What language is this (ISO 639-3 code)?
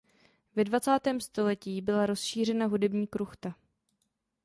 ces